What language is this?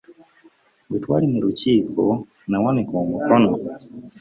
Ganda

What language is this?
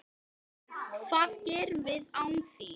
Icelandic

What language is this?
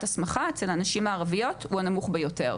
Hebrew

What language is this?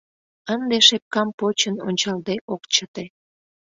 Mari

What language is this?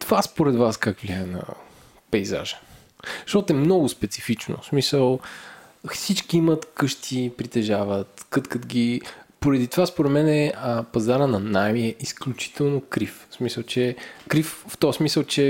Bulgarian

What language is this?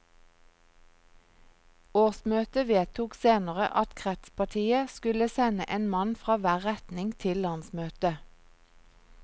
Norwegian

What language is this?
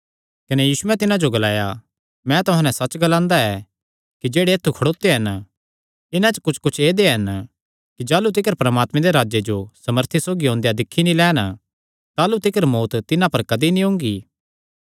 Kangri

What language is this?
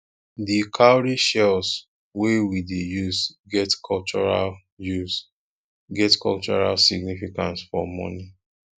Nigerian Pidgin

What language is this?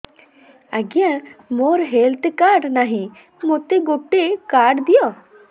Odia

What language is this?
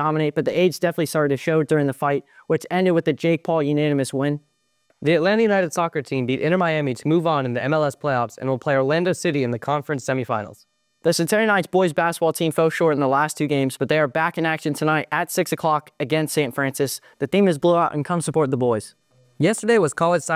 English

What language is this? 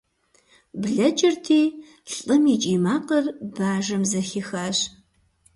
Kabardian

